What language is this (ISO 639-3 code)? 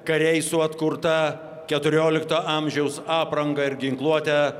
lit